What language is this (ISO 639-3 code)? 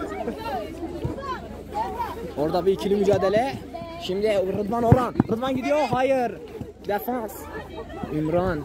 tur